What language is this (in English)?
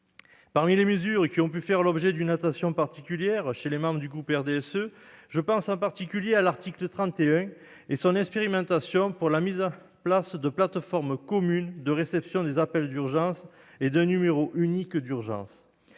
French